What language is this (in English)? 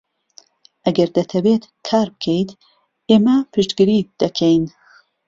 Central Kurdish